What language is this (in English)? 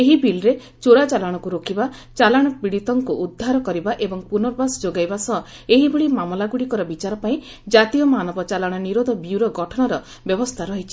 Odia